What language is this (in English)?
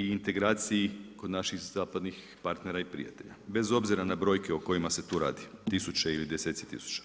Croatian